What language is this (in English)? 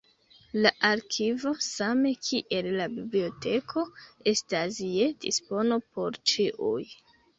Esperanto